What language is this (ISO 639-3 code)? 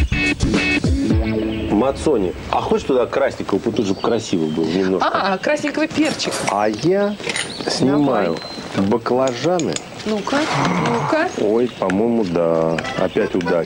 rus